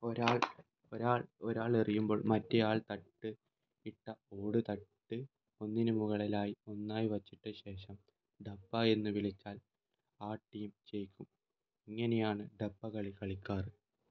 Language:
Malayalam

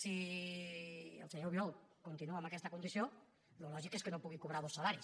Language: Catalan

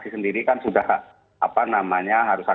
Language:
Indonesian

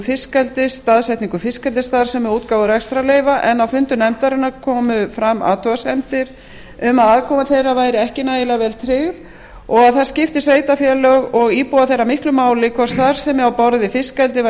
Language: Icelandic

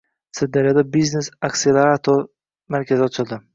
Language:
Uzbek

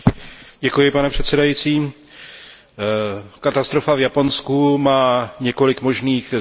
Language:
Czech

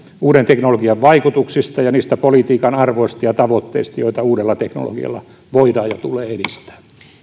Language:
Finnish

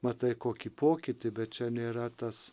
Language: Lithuanian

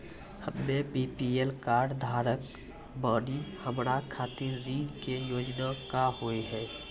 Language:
Maithili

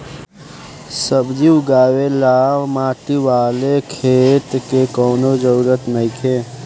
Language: Bhojpuri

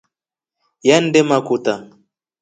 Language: Rombo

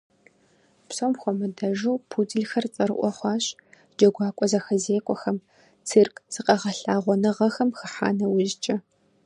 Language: Kabardian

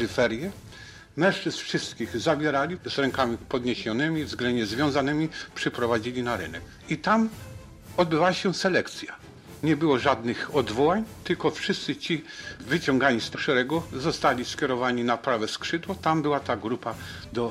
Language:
Polish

